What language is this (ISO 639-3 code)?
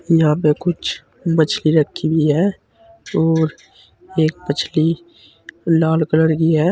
hin